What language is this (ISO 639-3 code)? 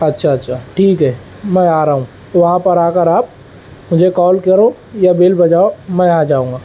urd